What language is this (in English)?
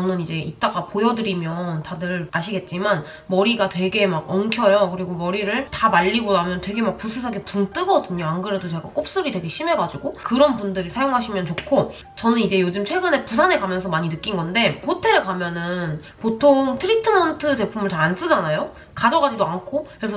Korean